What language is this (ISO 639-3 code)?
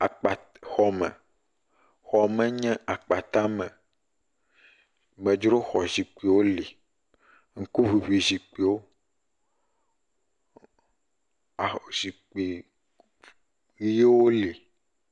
ewe